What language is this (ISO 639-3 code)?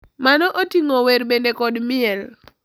luo